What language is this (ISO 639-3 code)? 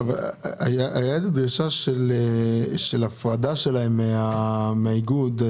heb